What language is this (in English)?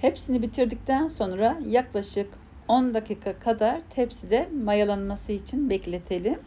Turkish